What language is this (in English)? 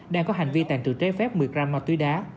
Vietnamese